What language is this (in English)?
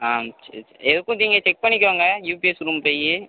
Tamil